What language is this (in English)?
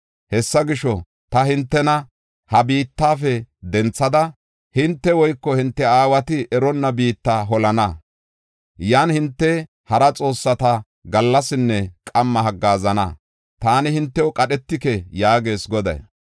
Gofa